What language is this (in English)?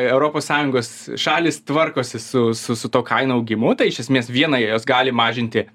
Lithuanian